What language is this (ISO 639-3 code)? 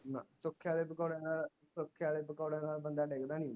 pan